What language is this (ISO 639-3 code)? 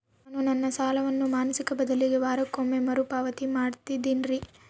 kan